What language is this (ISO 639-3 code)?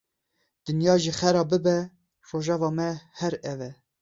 kur